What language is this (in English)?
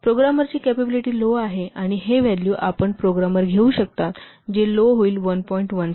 Marathi